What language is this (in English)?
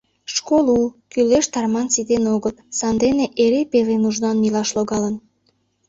Mari